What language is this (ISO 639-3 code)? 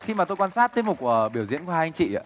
vie